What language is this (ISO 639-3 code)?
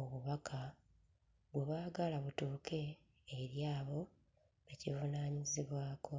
lug